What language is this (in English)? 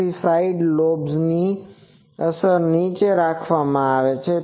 Gujarati